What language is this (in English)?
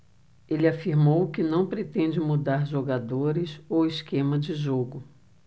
Portuguese